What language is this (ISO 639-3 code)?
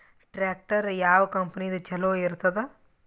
kan